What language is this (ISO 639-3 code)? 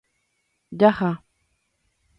grn